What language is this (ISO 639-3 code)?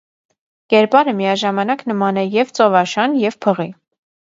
hye